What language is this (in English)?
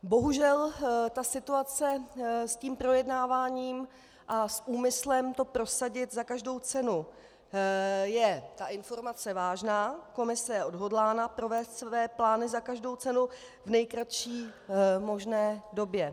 Czech